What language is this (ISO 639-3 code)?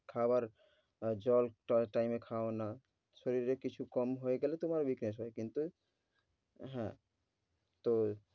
ben